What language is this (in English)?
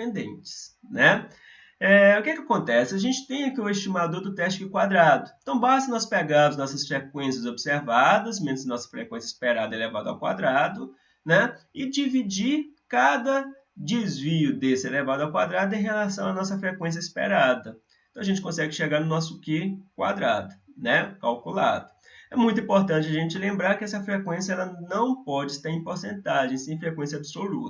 Portuguese